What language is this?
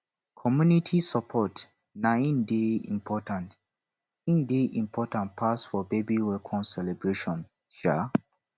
Nigerian Pidgin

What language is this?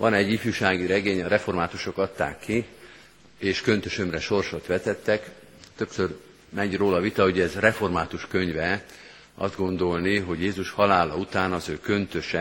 Hungarian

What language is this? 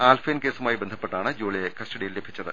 Malayalam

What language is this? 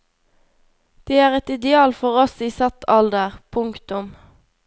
Norwegian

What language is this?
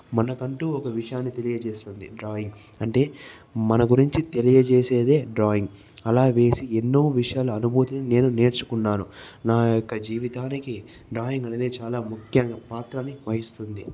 Telugu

